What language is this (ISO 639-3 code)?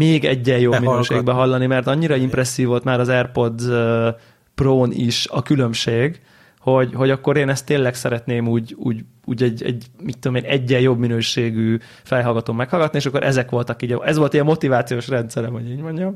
hun